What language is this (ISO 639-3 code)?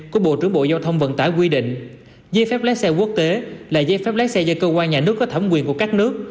vie